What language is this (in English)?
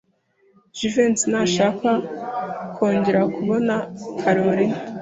Kinyarwanda